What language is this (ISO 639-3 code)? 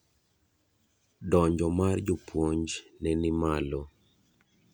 luo